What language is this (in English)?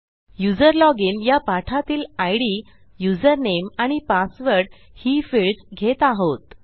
Marathi